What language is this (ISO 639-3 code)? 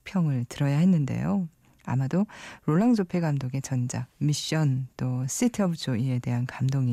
kor